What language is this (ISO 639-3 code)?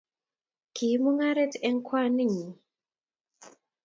kln